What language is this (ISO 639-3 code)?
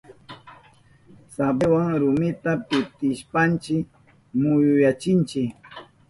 qup